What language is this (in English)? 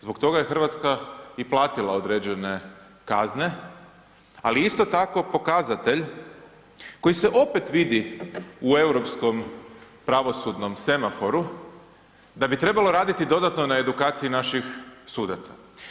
Croatian